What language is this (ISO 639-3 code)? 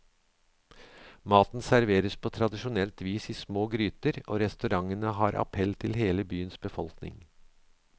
nor